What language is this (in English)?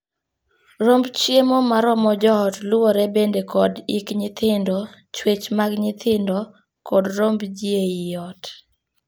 Luo (Kenya and Tanzania)